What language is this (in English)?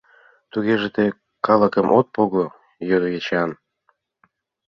Mari